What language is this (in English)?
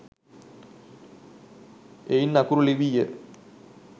Sinhala